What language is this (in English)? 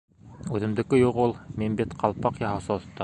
Bashkir